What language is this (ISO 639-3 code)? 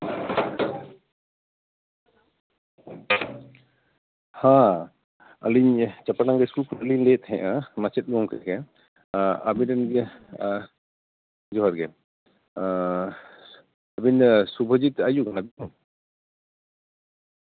sat